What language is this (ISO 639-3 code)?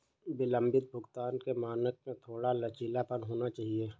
hin